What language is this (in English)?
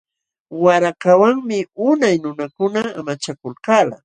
Jauja Wanca Quechua